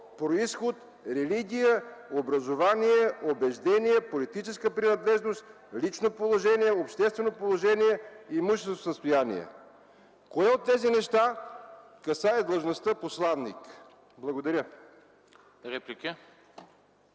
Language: Bulgarian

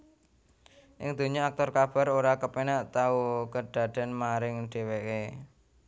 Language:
Javanese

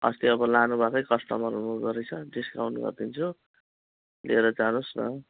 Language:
Nepali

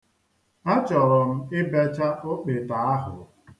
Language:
Igbo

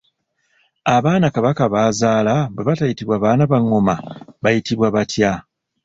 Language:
Ganda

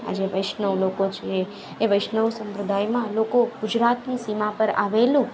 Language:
Gujarati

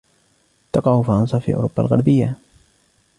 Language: Arabic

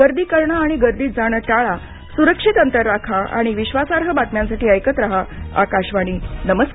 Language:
Marathi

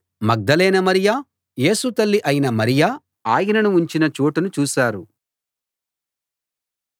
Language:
Telugu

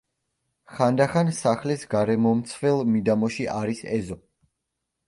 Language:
Georgian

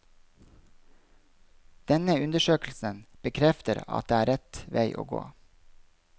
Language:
Norwegian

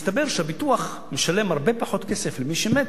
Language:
Hebrew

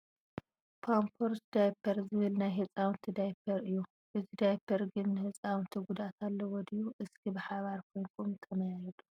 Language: Tigrinya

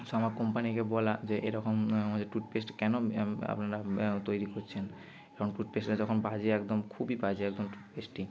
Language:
Bangla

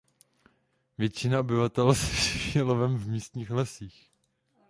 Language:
Czech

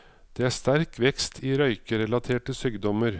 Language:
Norwegian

